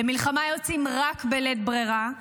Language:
Hebrew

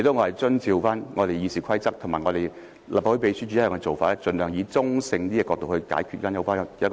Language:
Cantonese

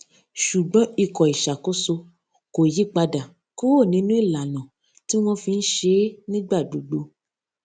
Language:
Yoruba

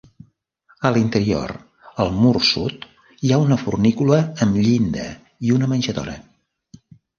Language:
Catalan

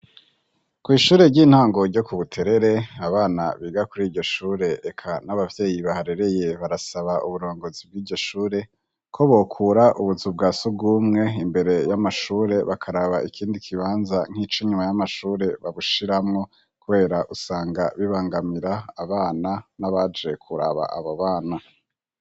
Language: Rundi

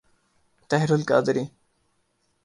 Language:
Urdu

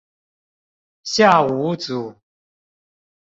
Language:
Chinese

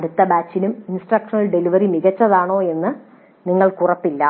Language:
Malayalam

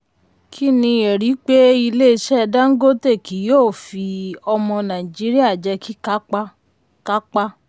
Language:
Yoruba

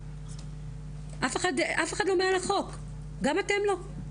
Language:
Hebrew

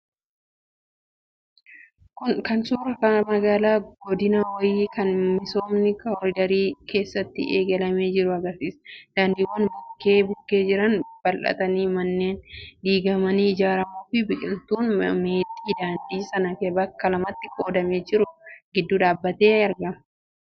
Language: Oromo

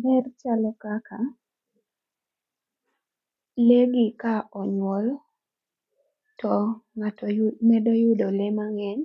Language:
Luo (Kenya and Tanzania)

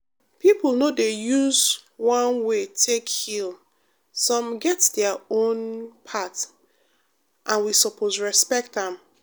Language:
Nigerian Pidgin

